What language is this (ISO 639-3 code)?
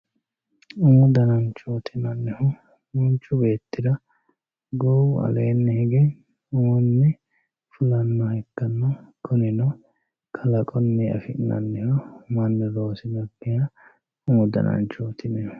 sid